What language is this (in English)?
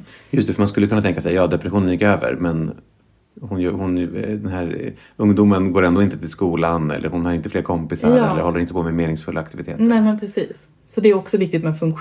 Swedish